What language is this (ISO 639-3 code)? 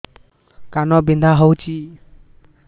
ori